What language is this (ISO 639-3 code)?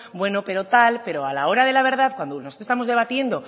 spa